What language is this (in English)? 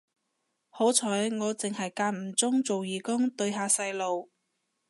Cantonese